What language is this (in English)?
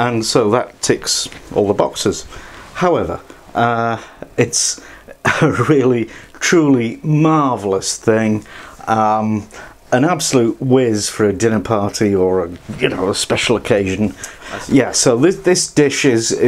English